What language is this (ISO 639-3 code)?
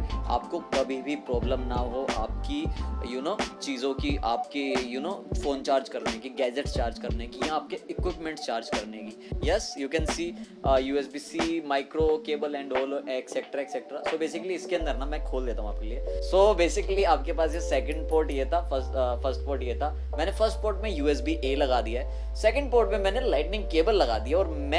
hin